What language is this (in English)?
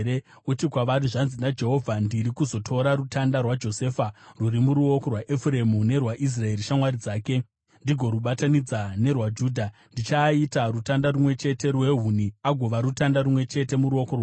Shona